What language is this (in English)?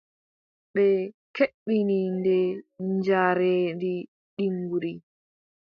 Adamawa Fulfulde